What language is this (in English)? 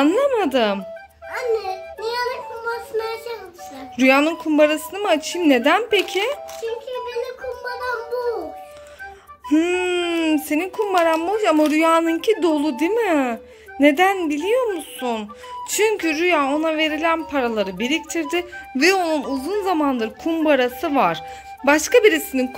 Turkish